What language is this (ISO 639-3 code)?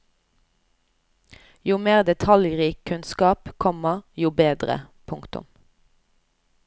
nor